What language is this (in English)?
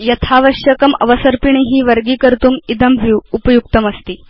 Sanskrit